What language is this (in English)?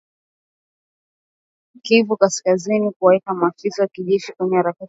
Swahili